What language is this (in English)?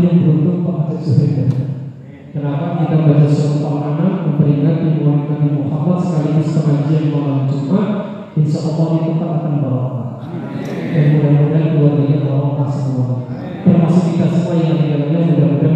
Indonesian